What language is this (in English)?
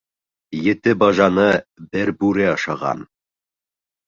Bashkir